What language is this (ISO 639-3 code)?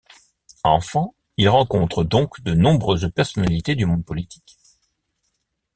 fra